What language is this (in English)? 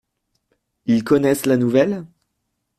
French